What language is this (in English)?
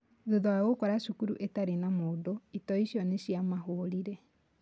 Kikuyu